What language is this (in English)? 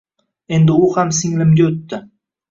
Uzbek